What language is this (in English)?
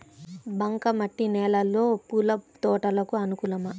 Telugu